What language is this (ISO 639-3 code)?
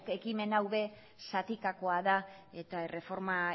eus